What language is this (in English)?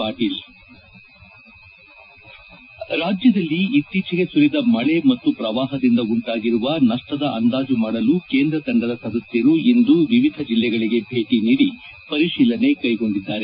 Kannada